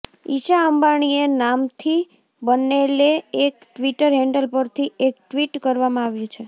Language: Gujarati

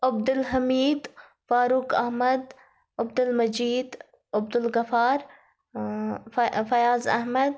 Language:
Kashmiri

